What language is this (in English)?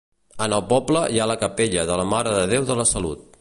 Catalan